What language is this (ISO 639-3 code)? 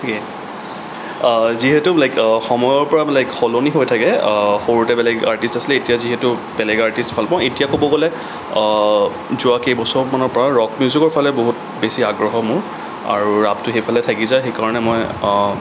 asm